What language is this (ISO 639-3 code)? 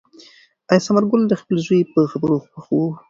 pus